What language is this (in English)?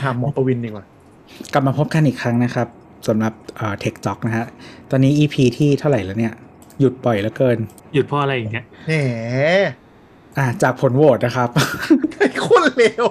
Thai